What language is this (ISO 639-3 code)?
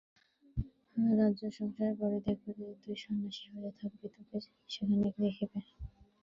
ben